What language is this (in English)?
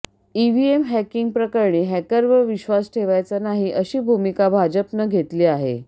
Marathi